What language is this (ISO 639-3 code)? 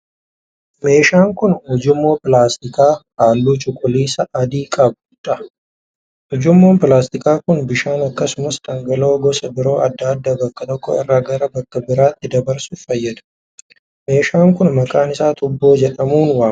orm